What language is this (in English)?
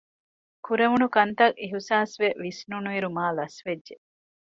Divehi